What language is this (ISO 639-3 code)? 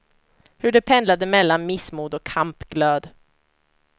swe